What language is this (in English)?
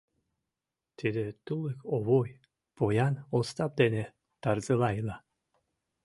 Mari